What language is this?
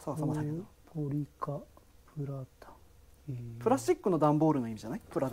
Japanese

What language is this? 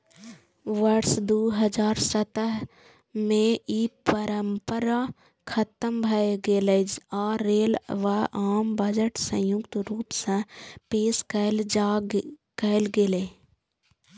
Maithili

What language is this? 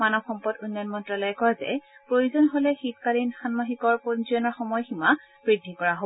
Assamese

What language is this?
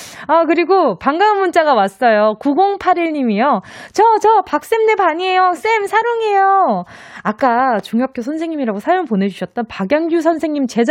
Korean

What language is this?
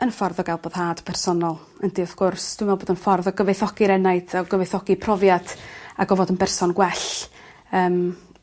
Welsh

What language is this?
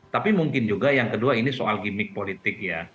Indonesian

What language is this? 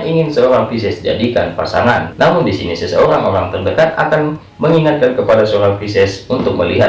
Indonesian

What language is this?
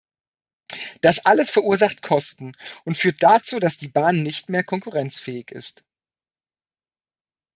German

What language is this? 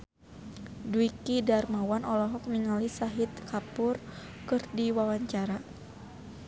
Sundanese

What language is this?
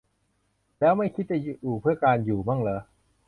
Thai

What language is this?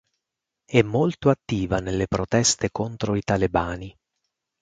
Italian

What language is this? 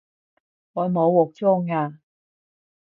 Cantonese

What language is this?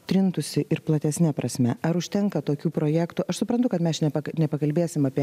Lithuanian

